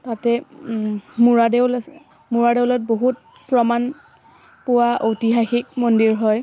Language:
Assamese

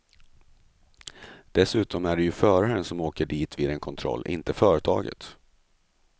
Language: Swedish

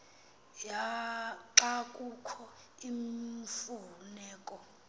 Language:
Xhosa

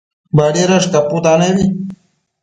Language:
Matsés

